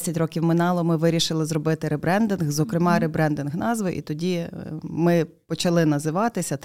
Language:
Ukrainian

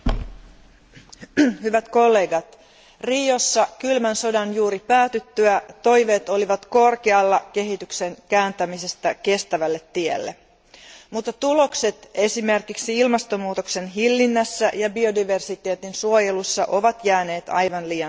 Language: Finnish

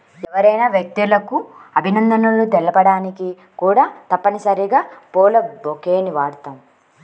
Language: Telugu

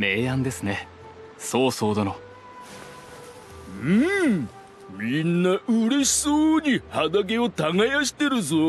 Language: Japanese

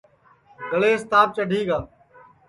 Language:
Sansi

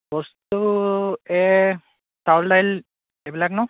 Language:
Assamese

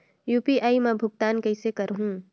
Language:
Chhattisgarhi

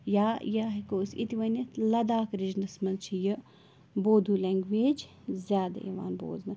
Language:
Kashmiri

